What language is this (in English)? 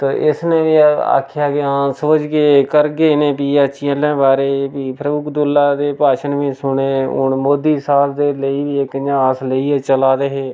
Dogri